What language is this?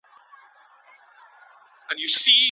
Pashto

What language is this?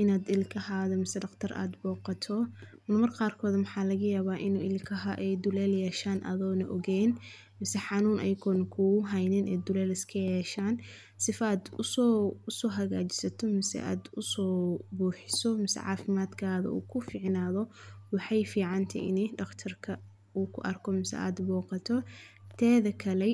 Somali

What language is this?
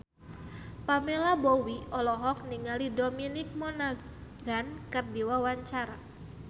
Sundanese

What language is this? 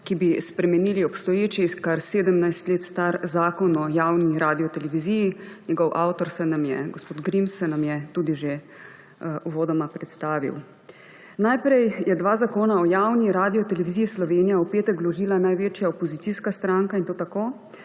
Slovenian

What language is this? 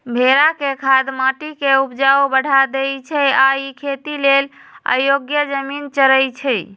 Magahi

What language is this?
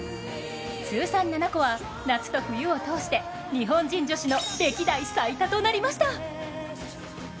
Japanese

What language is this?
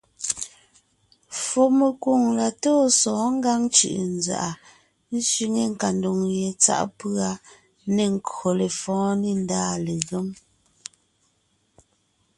Ngiemboon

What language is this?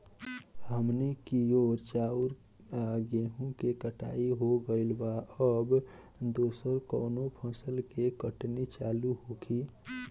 Bhojpuri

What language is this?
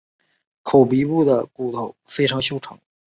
Chinese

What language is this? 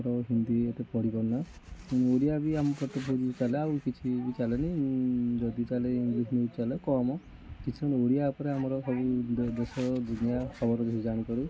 Odia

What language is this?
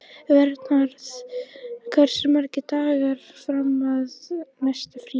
Icelandic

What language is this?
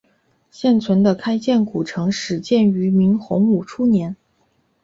Chinese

